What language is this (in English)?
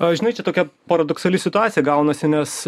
Lithuanian